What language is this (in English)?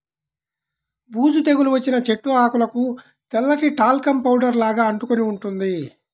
Telugu